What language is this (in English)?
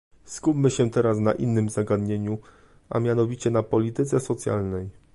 Polish